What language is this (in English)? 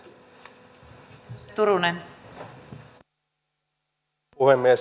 Finnish